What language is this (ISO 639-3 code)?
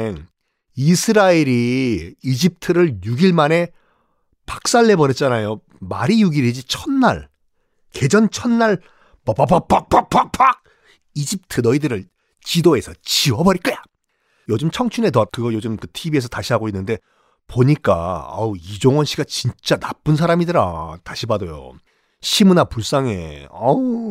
kor